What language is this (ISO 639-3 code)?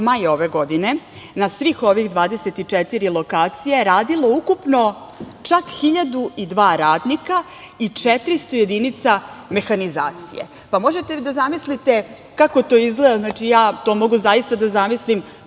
srp